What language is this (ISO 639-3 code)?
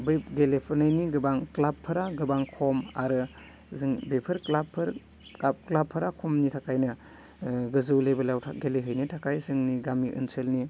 brx